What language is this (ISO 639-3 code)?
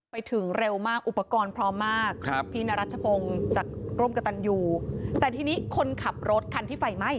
tha